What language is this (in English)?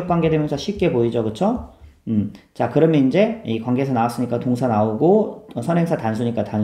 Korean